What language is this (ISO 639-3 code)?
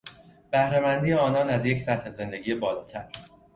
fas